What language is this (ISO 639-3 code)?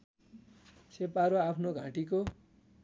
nep